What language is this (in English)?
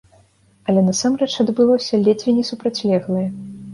Belarusian